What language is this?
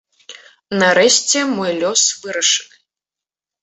Belarusian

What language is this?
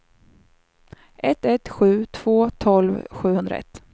Swedish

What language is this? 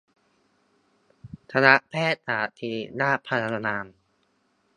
Thai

